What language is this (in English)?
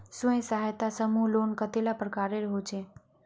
Magahi